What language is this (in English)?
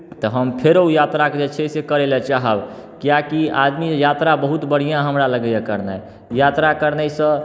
Maithili